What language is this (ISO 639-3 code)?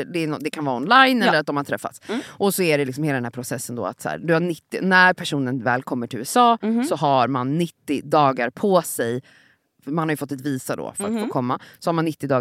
swe